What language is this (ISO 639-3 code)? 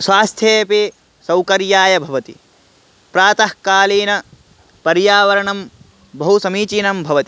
san